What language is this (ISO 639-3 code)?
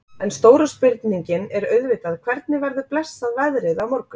isl